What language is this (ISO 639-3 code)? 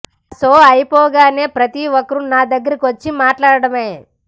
tel